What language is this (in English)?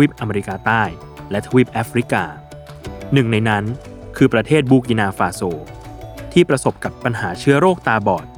Thai